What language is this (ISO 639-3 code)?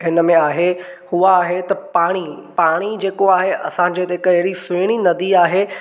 snd